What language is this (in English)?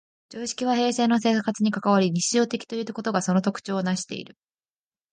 Japanese